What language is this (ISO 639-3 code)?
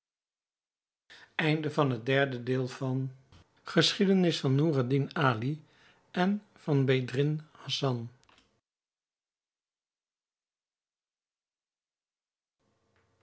nld